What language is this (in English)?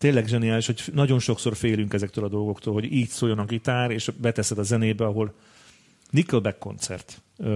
Hungarian